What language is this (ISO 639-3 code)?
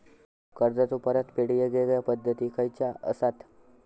mar